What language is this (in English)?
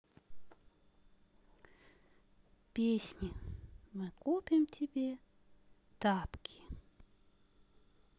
Russian